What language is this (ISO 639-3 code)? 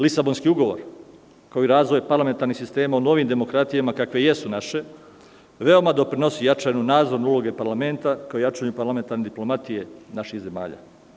srp